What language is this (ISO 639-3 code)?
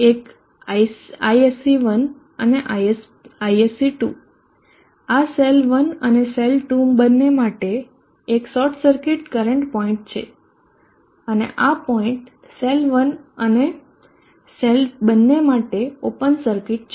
guj